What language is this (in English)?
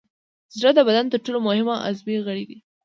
Pashto